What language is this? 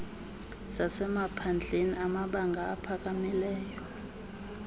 Xhosa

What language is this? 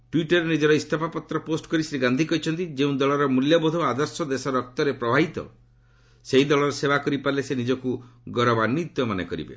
Odia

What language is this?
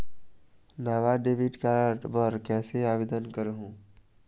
Chhattisgarhi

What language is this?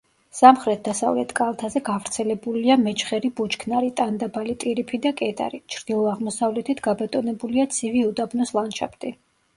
Georgian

